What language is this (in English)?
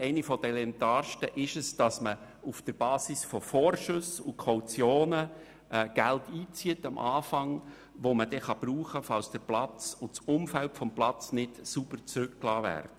Swiss German